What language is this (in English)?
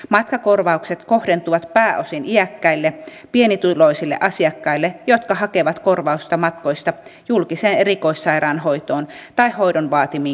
Finnish